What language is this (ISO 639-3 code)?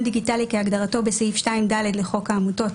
heb